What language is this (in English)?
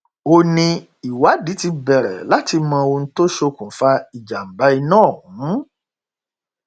Yoruba